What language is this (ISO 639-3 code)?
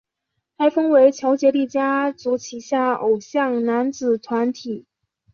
zho